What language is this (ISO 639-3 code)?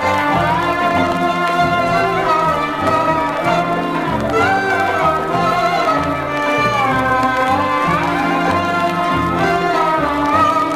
tur